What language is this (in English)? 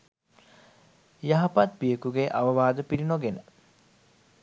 Sinhala